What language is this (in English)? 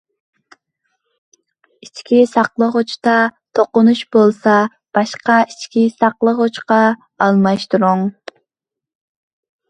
Uyghur